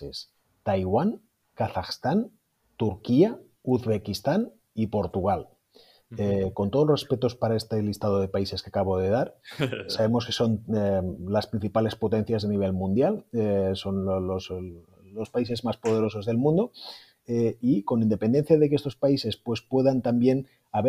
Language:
Spanish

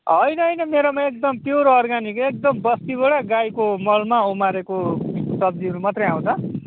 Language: Nepali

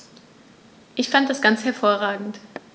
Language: German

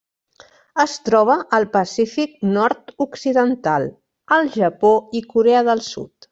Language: Catalan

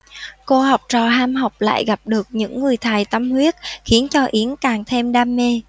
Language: Vietnamese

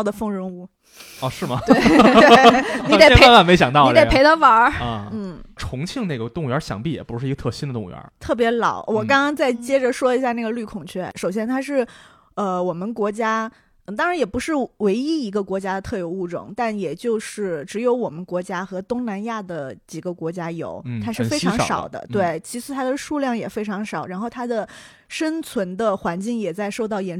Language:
Chinese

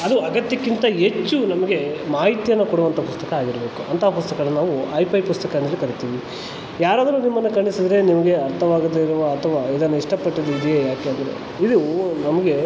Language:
Kannada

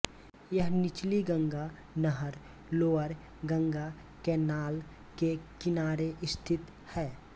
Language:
Hindi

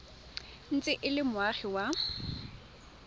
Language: Tswana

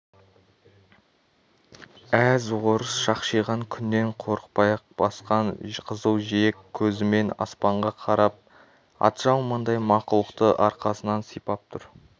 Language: Kazakh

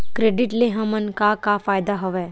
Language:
Chhattisgarhi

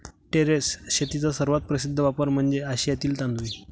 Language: Marathi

